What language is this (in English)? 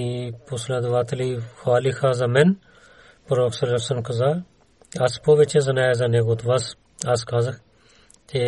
Bulgarian